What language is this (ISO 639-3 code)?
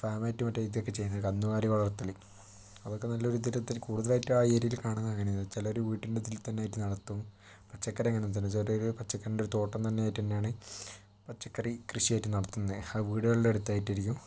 mal